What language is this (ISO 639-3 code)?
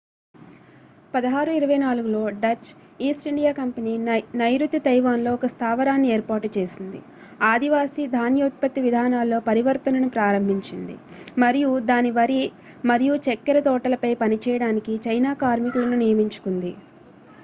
tel